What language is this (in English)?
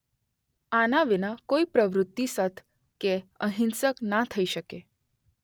Gujarati